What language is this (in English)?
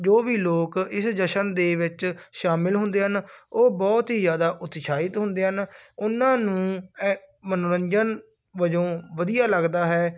Punjabi